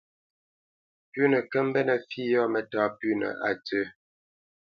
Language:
Bamenyam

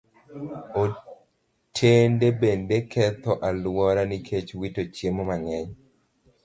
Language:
Luo (Kenya and Tanzania)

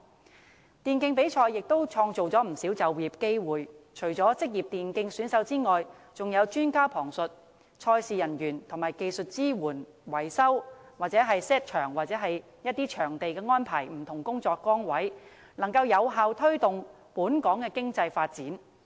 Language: Cantonese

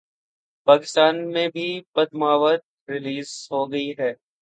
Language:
Urdu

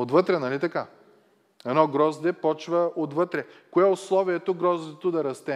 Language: Bulgarian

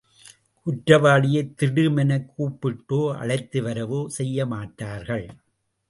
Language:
Tamil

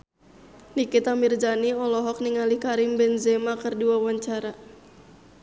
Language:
Sundanese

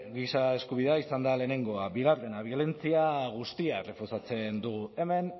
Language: Basque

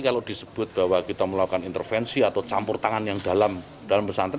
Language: Indonesian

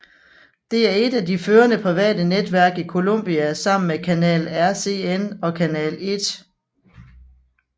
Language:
Danish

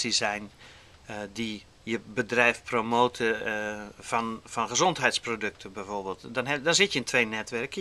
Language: Dutch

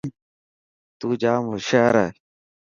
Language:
Dhatki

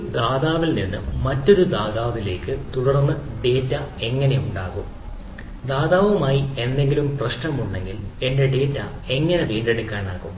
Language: Malayalam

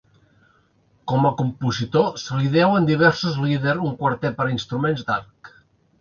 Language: Catalan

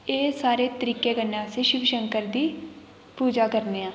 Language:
Dogri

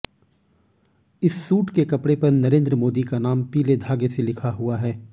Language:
Hindi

